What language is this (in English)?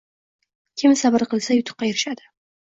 Uzbek